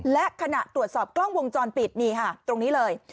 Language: Thai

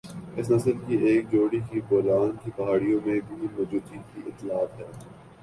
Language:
Urdu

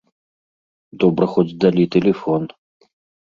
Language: Belarusian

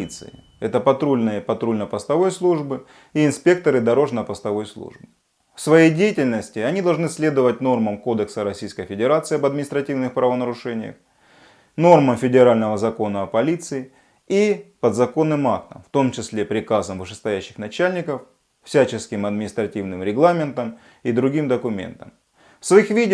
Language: Russian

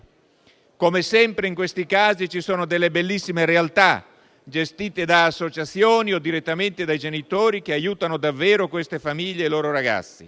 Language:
Italian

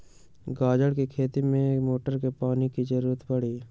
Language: Magahi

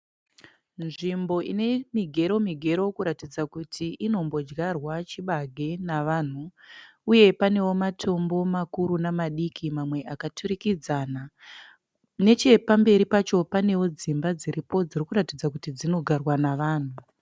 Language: Shona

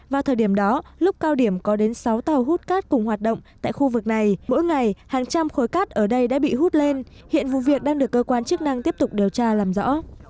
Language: Vietnamese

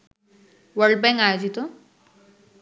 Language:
Bangla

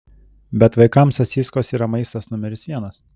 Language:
Lithuanian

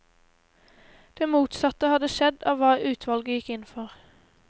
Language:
Norwegian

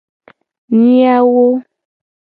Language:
Gen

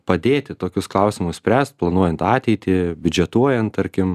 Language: Lithuanian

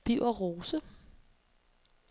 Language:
Danish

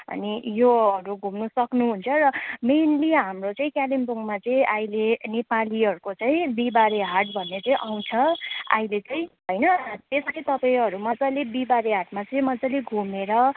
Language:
Nepali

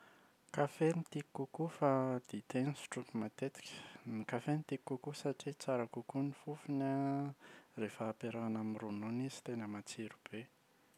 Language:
Malagasy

